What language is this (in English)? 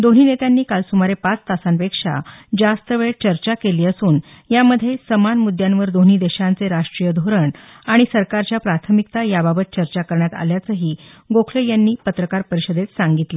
Marathi